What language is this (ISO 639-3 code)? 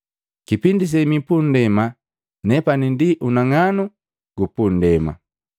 mgv